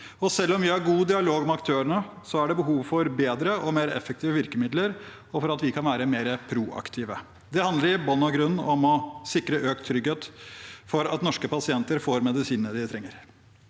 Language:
Norwegian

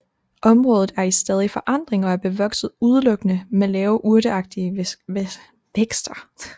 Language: Danish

